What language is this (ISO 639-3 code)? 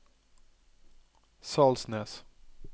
nor